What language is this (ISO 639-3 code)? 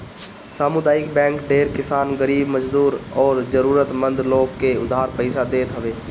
bho